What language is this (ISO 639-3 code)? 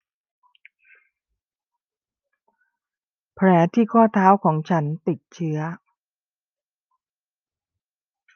tha